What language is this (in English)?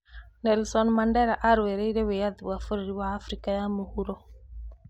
Kikuyu